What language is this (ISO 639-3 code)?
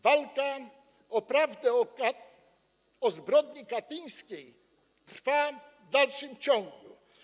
pol